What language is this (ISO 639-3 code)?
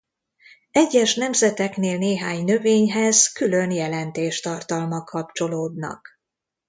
hun